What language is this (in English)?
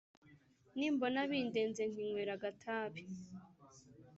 Kinyarwanda